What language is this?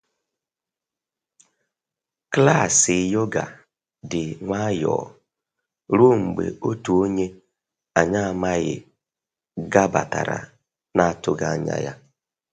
Igbo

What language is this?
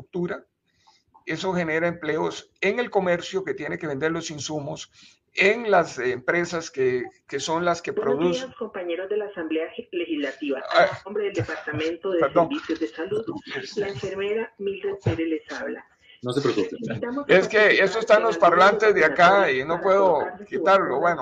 Spanish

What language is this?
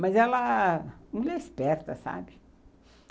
Portuguese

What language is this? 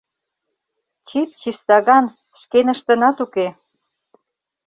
Mari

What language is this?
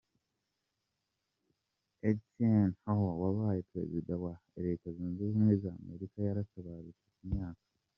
Kinyarwanda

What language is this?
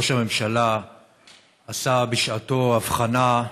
Hebrew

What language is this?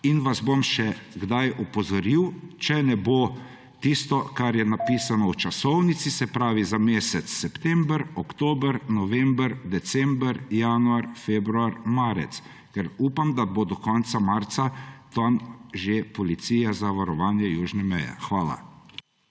Slovenian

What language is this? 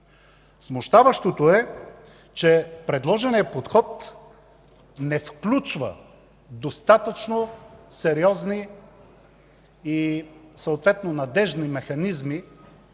Bulgarian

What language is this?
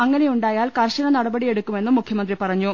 Malayalam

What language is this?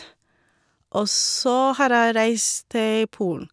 Norwegian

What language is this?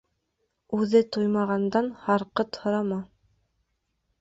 Bashkir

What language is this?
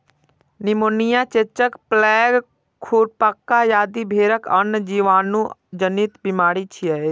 Maithili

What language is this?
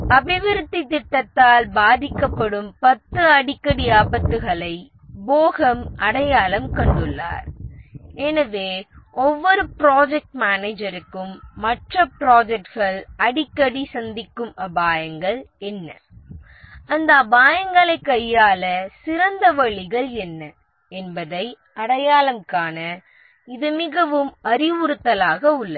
Tamil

